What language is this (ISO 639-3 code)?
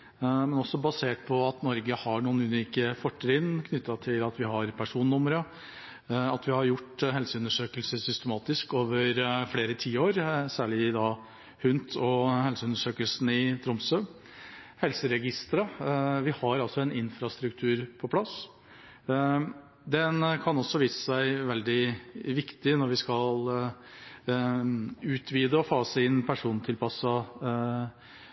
nob